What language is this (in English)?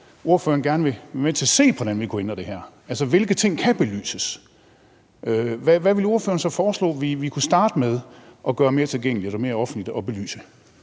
Danish